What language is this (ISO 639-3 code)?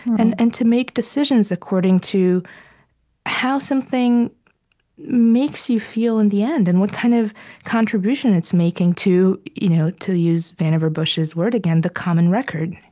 eng